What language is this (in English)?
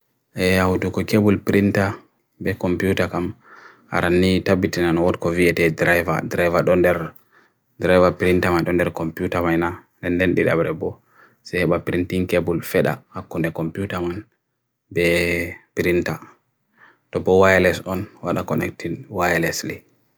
Bagirmi Fulfulde